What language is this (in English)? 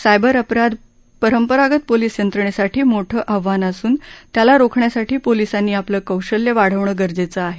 Marathi